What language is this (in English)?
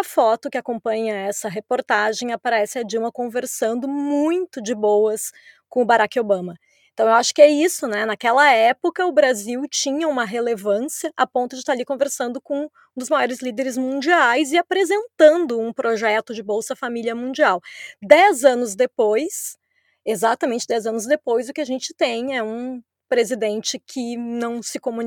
Portuguese